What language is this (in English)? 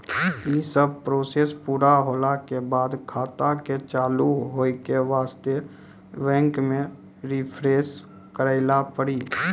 Maithili